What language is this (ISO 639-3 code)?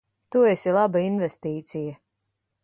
lav